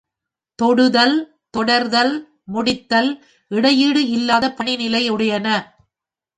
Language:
Tamil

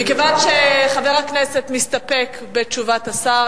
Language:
Hebrew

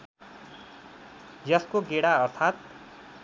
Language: Nepali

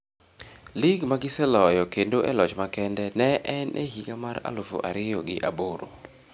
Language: Luo (Kenya and Tanzania)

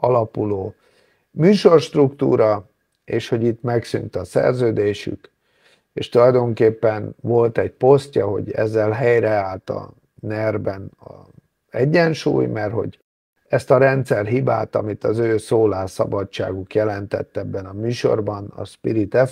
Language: Hungarian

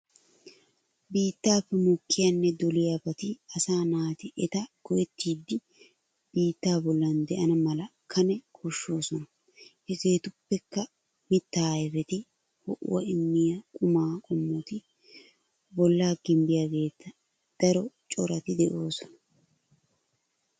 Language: Wolaytta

